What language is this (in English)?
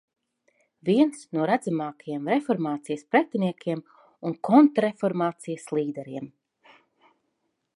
Latvian